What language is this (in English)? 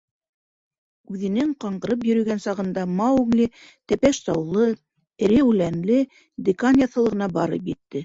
Bashkir